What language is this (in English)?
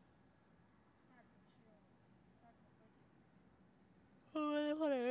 Chinese